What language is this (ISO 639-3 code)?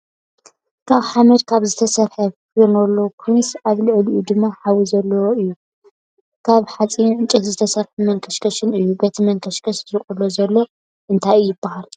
tir